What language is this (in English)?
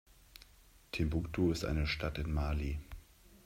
German